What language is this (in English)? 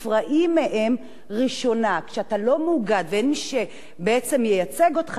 Hebrew